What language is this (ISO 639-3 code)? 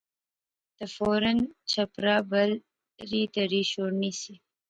phr